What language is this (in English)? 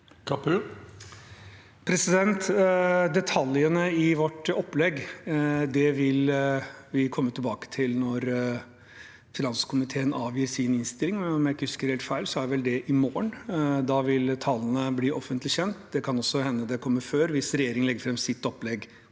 Norwegian